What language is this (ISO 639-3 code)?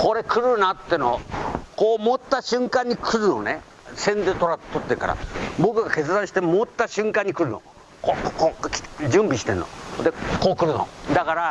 jpn